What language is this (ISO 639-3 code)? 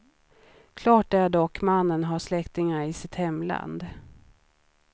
swe